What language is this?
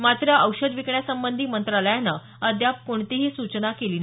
Marathi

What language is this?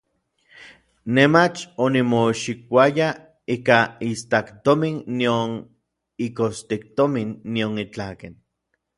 Orizaba Nahuatl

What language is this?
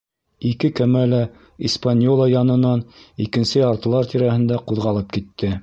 Bashkir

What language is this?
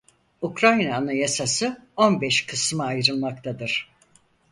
Turkish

